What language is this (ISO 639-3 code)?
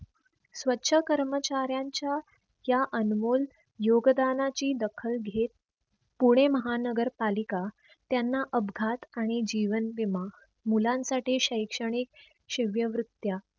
mar